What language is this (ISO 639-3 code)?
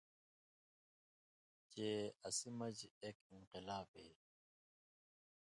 mvy